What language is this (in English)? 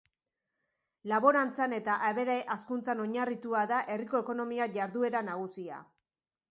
Basque